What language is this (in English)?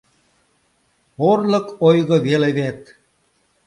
Mari